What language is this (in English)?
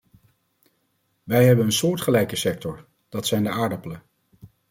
Dutch